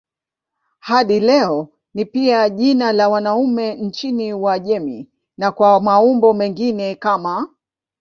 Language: Swahili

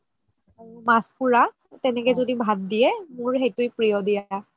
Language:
Assamese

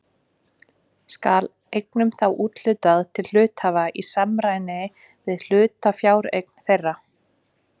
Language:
Icelandic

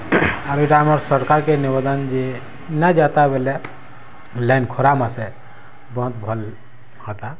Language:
Odia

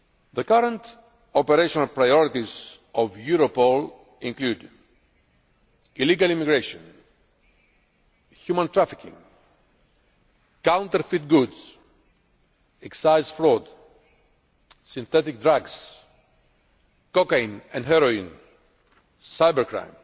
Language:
English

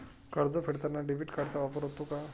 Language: Marathi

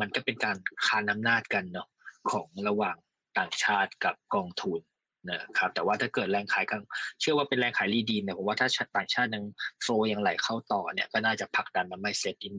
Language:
Thai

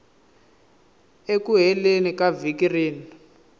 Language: Tsonga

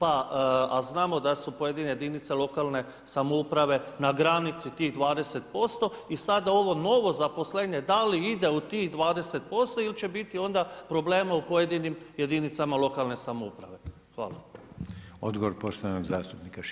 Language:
Croatian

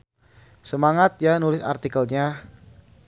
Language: Sundanese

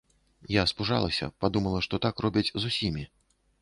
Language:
Belarusian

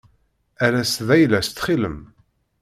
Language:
Kabyle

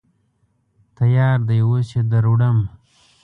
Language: Pashto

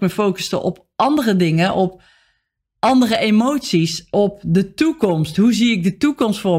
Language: Dutch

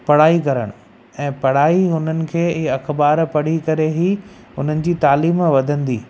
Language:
Sindhi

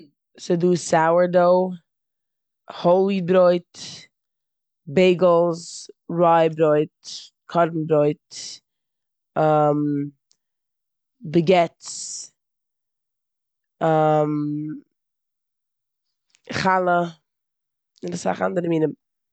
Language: Yiddish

